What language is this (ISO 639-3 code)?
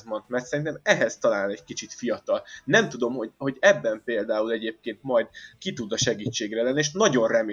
hun